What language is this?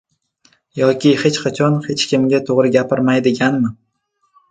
Uzbek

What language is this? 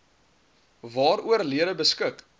Afrikaans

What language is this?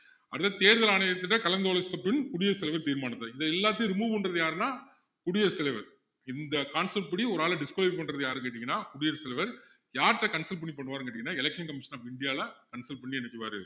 Tamil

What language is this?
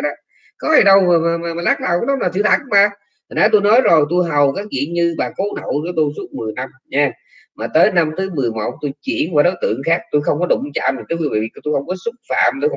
Vietnamese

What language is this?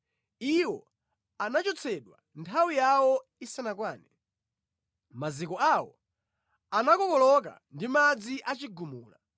Nyanja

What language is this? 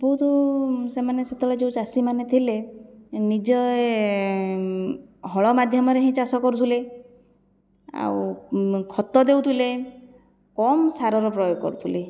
Odia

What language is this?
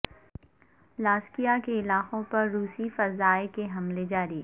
Urdu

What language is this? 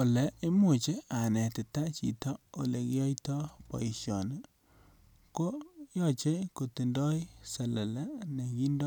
Kalenjin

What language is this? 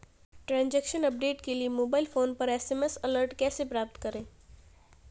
Hindi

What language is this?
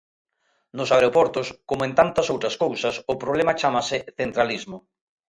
Galician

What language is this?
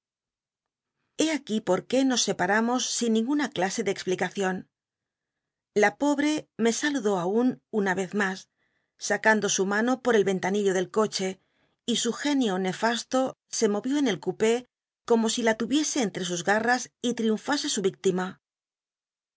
Spanish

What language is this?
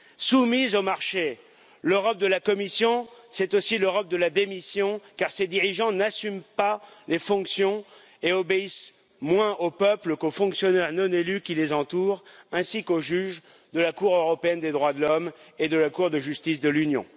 French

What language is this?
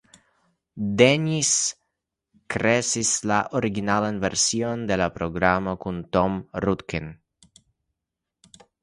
Esperanto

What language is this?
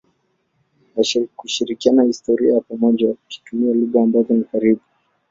Swahili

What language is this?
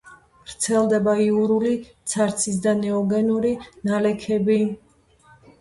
Georgian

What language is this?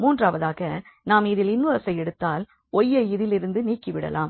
Tamil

